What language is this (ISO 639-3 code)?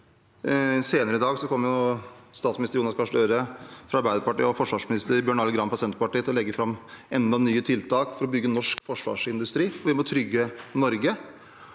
nor